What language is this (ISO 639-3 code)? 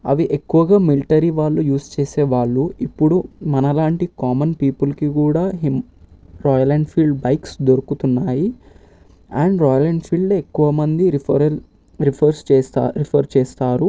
tel